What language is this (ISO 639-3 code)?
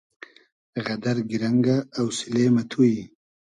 haz